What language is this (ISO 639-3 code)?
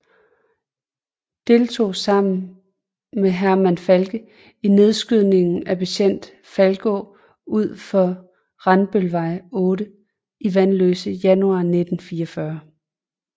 dan